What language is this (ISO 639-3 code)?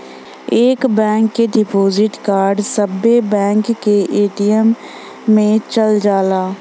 bho